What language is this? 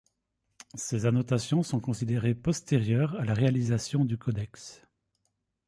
French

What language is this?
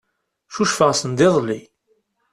Kabyle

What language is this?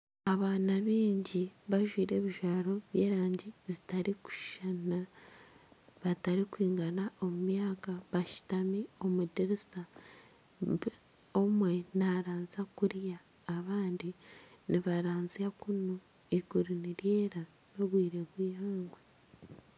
Nyankole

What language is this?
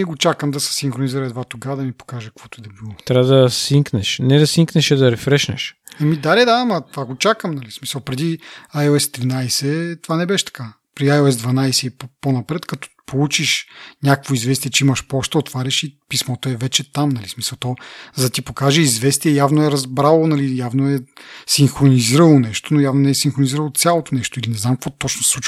Bulgarian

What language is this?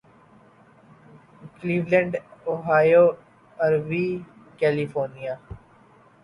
Urdu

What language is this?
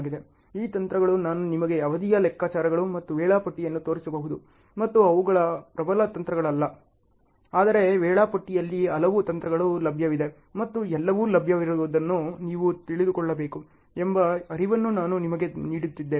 Kannada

